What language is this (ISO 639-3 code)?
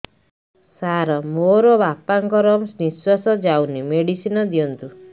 ori